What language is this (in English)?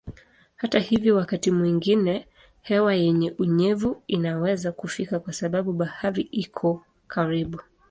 Swahili